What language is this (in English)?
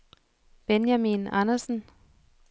Danish